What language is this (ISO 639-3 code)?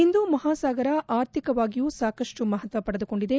kan